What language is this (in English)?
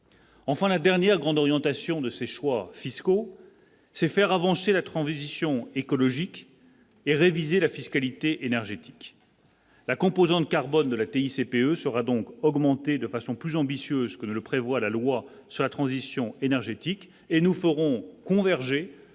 French